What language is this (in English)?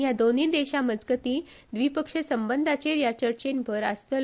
Konkani